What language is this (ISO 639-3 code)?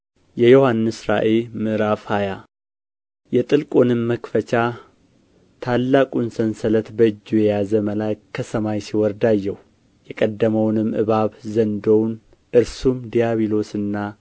amh